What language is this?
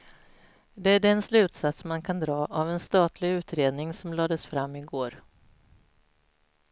Swedish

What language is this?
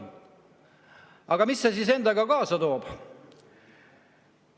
Estonian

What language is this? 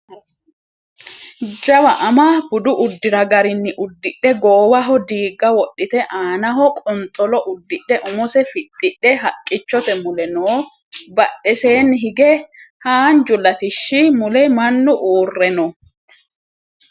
Sidamo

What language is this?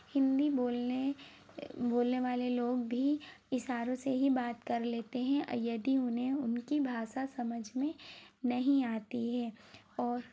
Hindi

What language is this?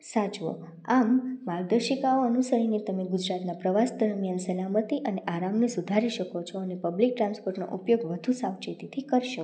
Gujarati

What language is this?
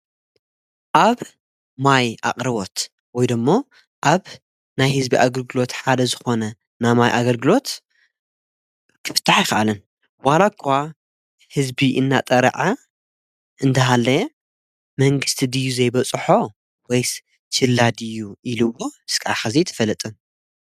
Tigrinya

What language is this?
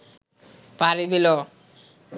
Bangla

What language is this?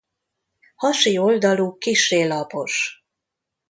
Hungarian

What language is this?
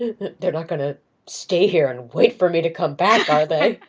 English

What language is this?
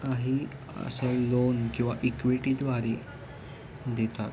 Marathi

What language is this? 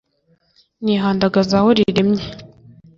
Kinyarwanda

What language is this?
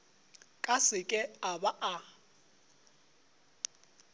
Northern Sotho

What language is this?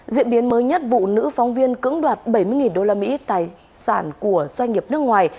Vietnamese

